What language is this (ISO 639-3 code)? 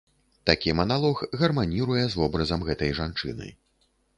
bel